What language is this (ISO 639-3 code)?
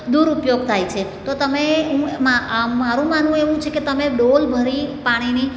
guj